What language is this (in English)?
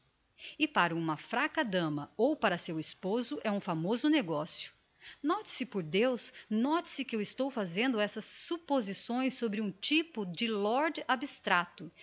Portuguese